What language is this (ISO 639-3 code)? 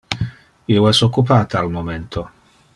ina